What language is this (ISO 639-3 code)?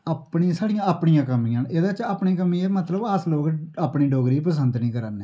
doi